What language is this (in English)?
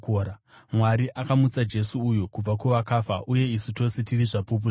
Shona